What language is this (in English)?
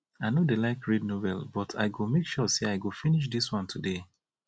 Nigerian Pidgin